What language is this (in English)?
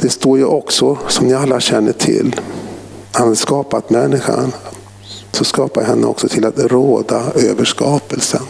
Swedish